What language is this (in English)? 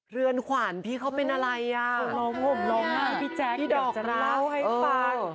Thai